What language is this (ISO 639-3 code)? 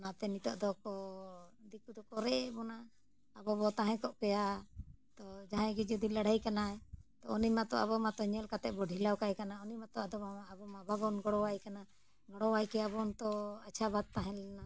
sat